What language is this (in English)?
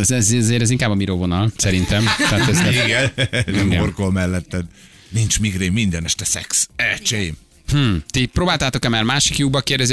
Hungarian